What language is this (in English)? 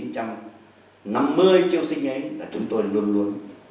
Vietnamese